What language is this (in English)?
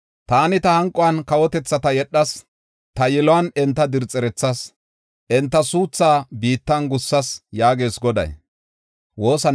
Gofa